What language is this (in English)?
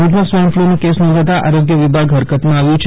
Gujarati